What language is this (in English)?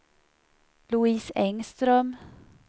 Swedish